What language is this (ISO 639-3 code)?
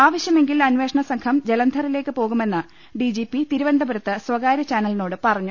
mal